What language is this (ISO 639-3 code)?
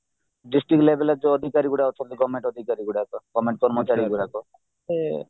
ori